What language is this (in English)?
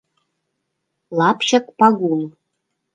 Mari